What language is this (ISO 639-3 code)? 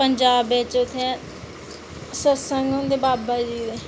doi